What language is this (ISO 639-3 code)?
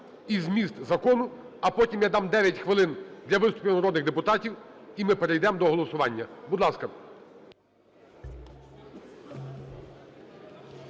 ukr